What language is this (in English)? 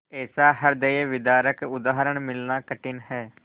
Hindi